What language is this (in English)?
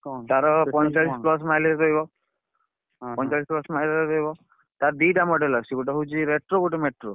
Odia